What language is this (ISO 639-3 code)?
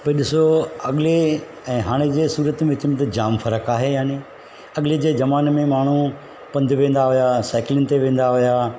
snd